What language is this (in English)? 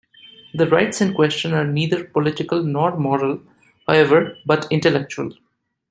English